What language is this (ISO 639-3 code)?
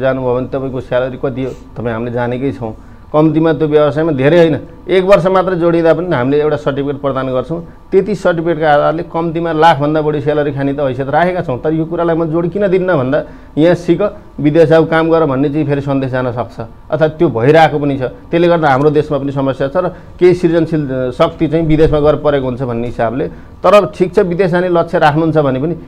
hin